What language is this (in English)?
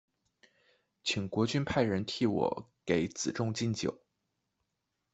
Chinese